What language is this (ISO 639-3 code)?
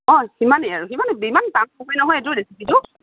asm